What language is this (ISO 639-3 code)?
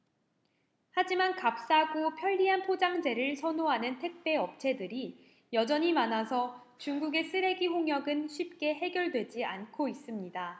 kor